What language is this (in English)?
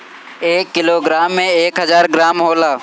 Bhojpuri